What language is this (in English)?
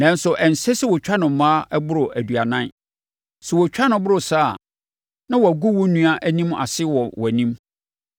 Akan